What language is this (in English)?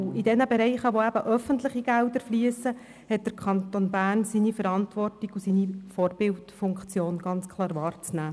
Swiss German